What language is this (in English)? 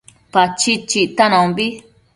Matsés